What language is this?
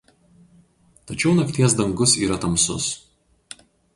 Lithuanian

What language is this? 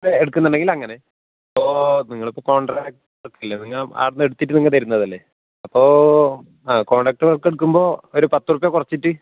Malayalam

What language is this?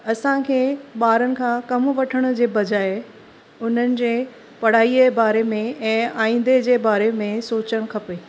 Sindhi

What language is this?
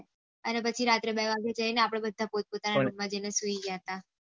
Gujarati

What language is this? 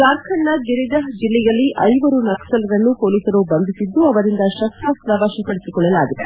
Kannada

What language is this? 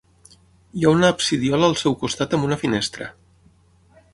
Catalan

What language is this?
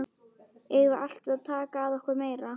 Icelandic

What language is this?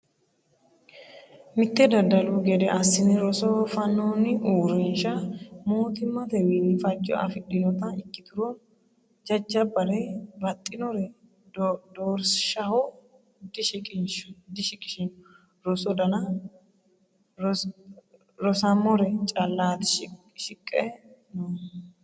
Sidamo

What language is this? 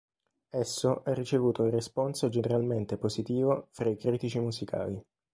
Italian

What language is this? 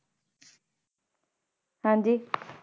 Punjabi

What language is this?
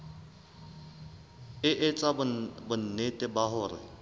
Southern Sotho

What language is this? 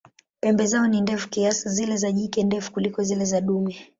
Swahili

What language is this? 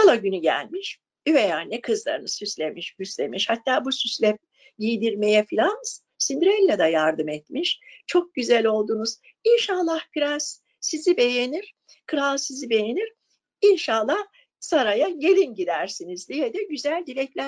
Turkish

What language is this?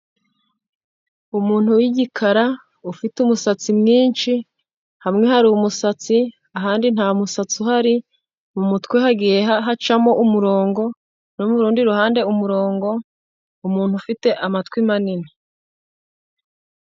Kinyarwanda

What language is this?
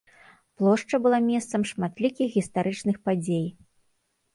Belarusian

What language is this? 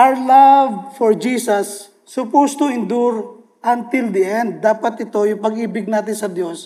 Filipino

